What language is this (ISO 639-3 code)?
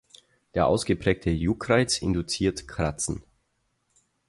deu